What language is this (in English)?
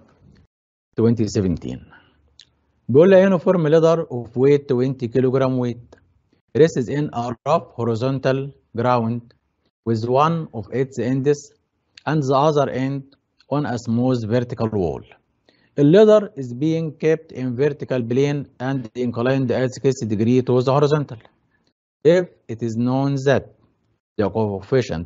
Arabic